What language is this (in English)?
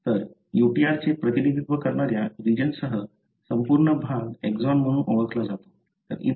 Marathi